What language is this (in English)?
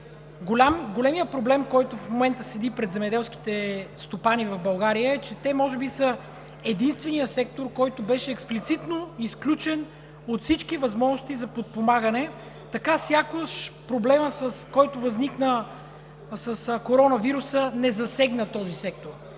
Bulgarian